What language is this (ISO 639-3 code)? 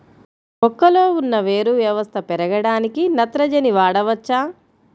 tel